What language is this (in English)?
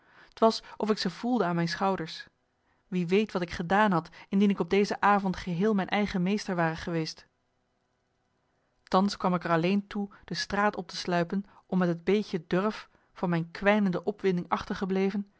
Dutch